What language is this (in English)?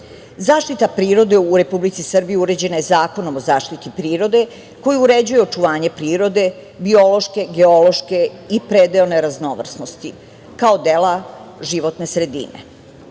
Serbian